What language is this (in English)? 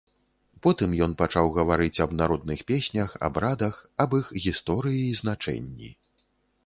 Belarusian